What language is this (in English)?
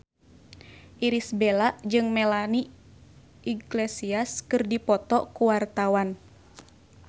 Sundanese